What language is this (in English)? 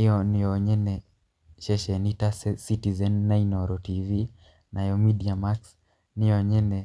Kikuyu